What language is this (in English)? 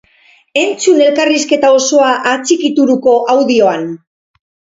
Basque